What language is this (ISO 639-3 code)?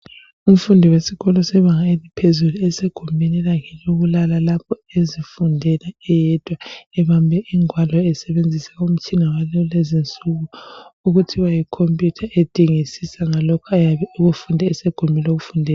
nde